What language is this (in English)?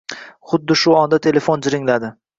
Uzbek